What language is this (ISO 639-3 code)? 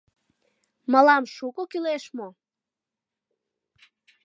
chm